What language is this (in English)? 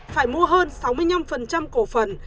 Vietnamese